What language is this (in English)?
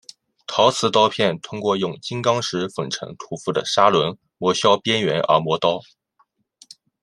Chinese